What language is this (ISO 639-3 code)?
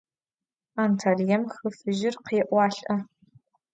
ady